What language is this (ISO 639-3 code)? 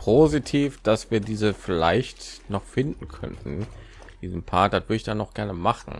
deu